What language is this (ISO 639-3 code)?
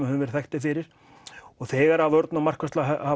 isl